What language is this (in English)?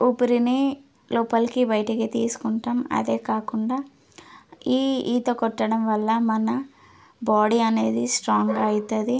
Telugu